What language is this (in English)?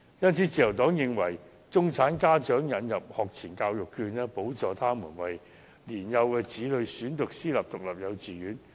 Cantonese